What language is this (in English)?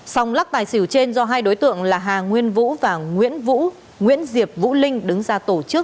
Vietnamese